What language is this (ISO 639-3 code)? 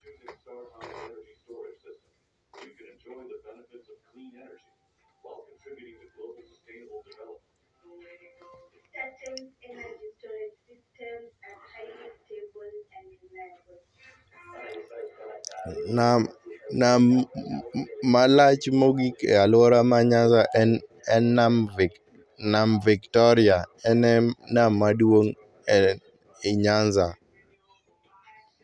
luo